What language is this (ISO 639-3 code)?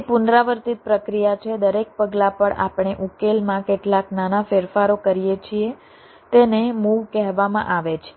guj